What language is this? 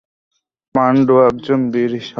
Bangla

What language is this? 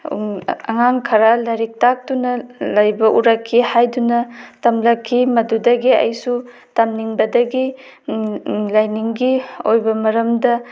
Manipuri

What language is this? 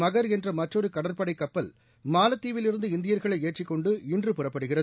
Tamil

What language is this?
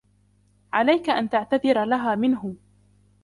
Arabic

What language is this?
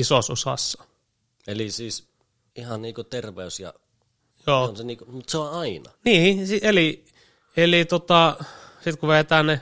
Finnish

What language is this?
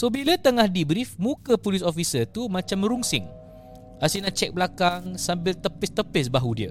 Malay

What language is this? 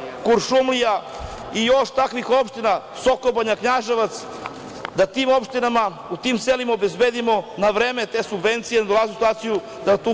Serbian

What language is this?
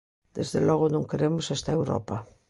Galician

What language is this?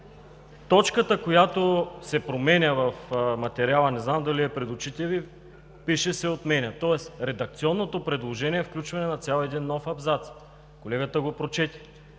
Bulgarian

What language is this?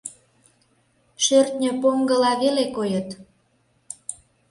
Mari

